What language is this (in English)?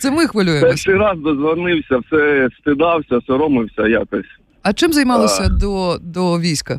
Ukrainian